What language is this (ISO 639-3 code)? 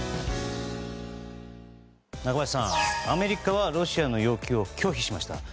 jpn